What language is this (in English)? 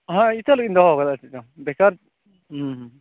Santali